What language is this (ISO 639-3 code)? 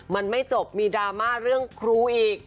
tha